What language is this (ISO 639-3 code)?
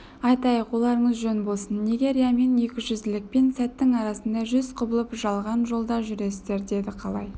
kaz